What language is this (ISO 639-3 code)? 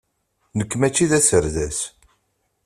kab